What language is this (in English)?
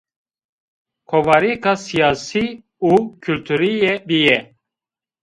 Zaza